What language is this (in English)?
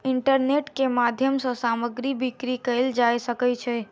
Maithili